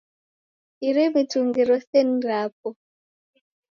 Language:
Taita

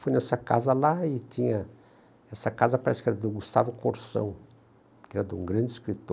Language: Portuguese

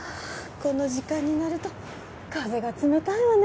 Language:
Japanese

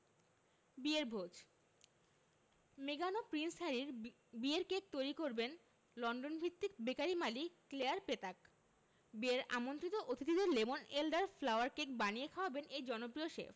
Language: Bangla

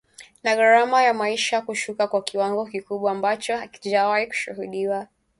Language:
Swahili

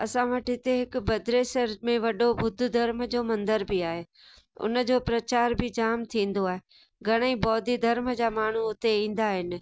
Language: Sindhi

